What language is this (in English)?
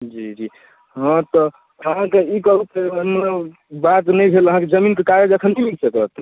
Maithili